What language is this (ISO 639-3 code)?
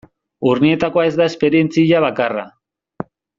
eus